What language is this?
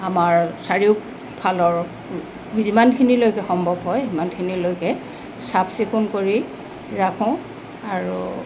Assamese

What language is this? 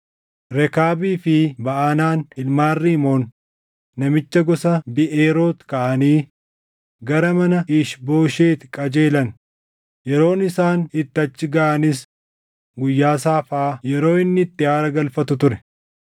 Oromo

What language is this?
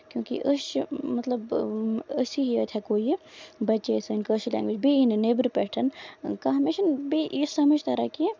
Kashmiri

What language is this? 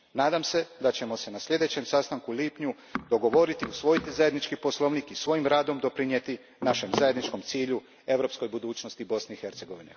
Croatian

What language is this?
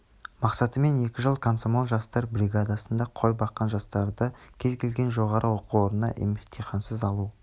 Kazakh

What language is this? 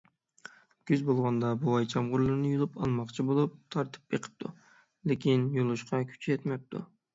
Uyghur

